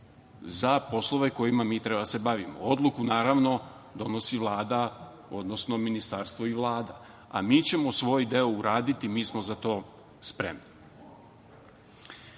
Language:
Serbian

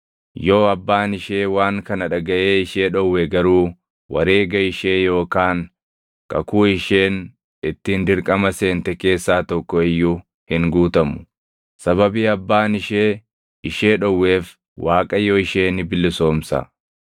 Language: Oromo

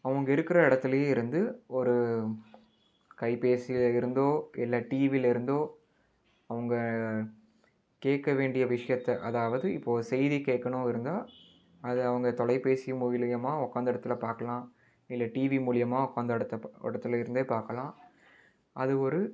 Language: Tamil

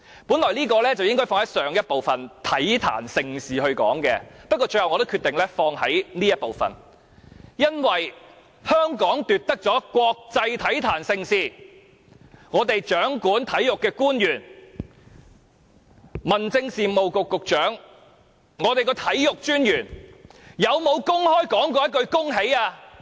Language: Cantonese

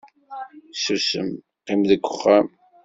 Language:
Kabyle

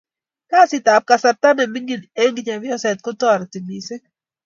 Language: Kalenjin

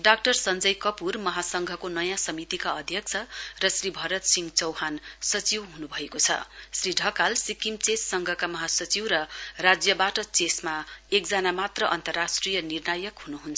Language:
Nepali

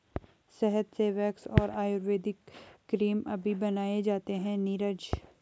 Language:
Hindi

